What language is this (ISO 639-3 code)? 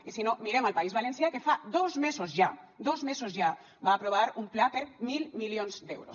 cat